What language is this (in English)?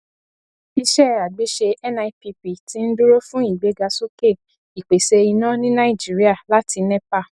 Yoruba